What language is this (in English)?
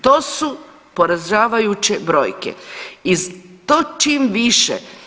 Croatian